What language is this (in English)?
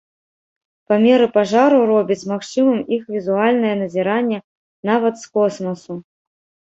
Belarusian